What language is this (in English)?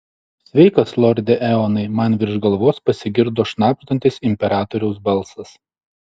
Lithuanian